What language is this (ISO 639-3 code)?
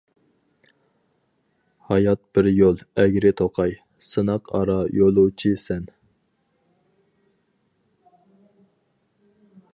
uig